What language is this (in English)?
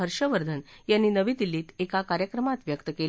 Marathi